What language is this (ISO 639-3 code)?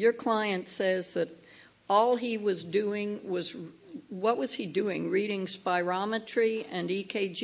eng